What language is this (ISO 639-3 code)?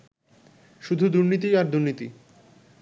ben